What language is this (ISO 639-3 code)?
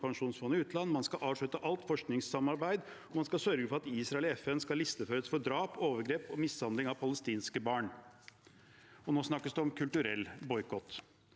nor